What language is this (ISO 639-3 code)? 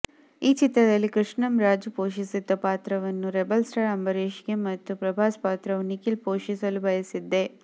kan